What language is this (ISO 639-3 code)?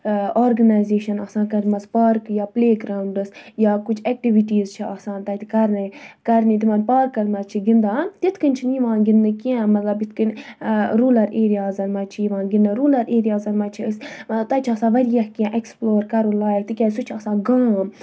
kas